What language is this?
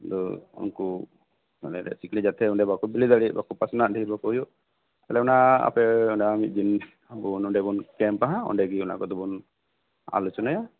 Santali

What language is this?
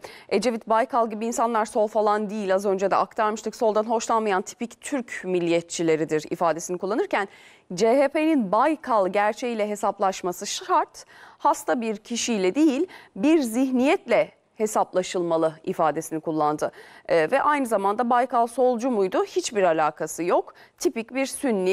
Turkish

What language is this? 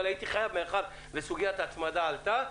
Hebrew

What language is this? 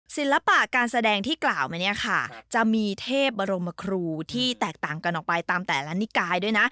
Thai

